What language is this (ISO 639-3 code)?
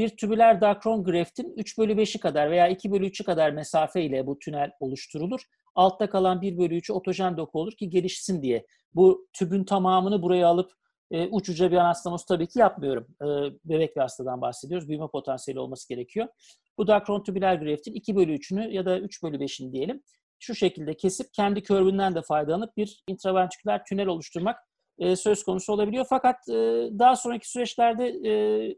tur